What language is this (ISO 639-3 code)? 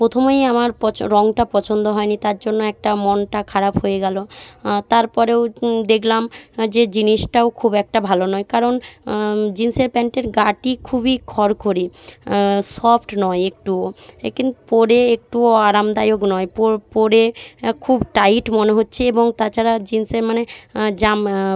ben